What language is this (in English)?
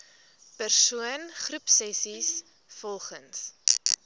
Afrikaans